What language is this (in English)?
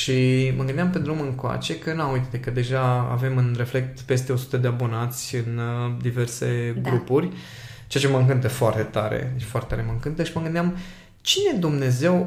Romanian